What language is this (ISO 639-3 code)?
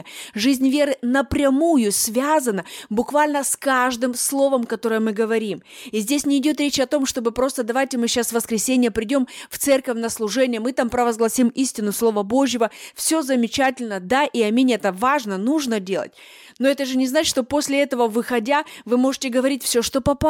rus